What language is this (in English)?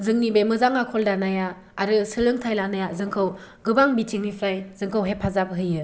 Bodo